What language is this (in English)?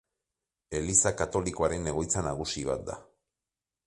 Basque